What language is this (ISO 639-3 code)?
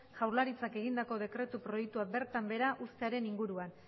eus